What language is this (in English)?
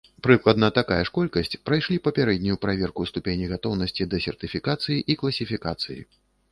Belarusian